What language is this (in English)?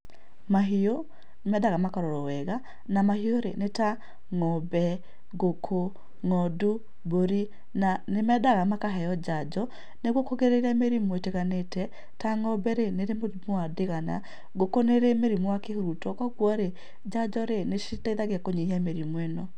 Kikuyu